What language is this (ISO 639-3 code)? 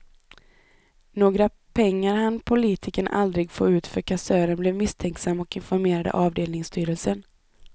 swe